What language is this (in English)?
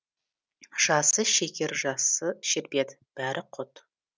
Kazakh